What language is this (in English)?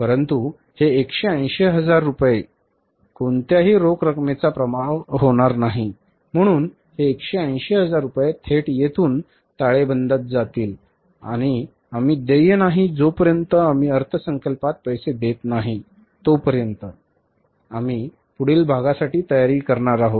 Marathi